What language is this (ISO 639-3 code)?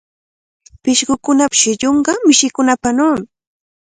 qvl